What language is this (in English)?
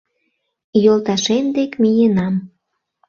Mari